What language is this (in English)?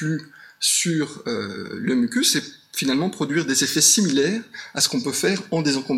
French